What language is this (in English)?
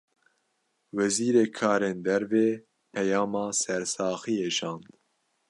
Kurdish